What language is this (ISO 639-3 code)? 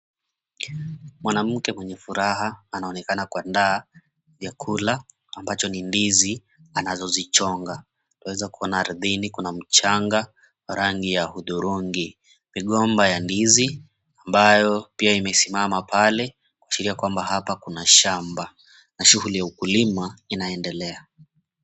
swa